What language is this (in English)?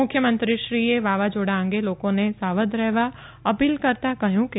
Gujarati